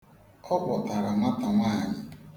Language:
Igbo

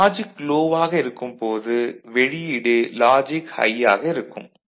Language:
Tamil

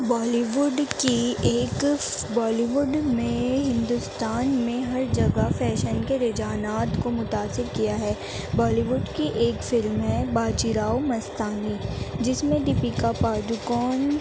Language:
Urdu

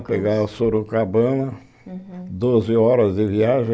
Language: Portuguese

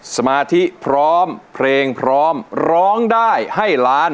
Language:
Thai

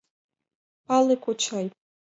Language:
Mari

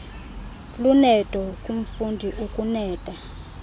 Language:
Xhosa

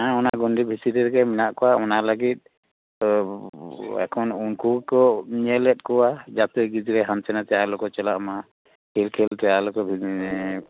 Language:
Santali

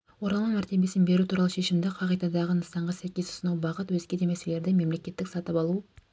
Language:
Kazakh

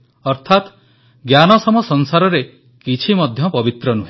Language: Odia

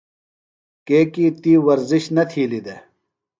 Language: Phalura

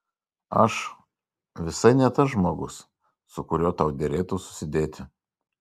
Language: Lithuanian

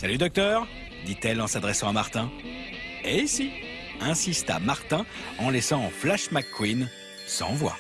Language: French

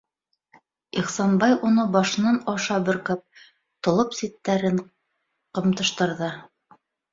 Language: Bashkir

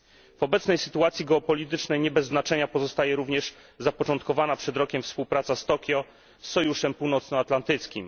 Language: Polish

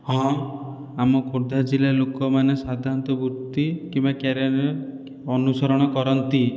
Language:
Odia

